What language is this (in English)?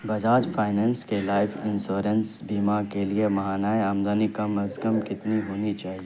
Urdu